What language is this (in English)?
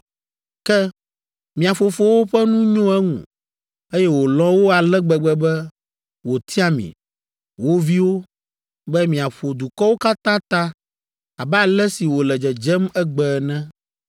Ewe